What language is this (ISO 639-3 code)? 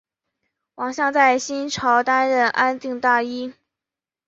zho